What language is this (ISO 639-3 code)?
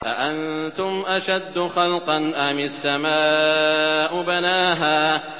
ara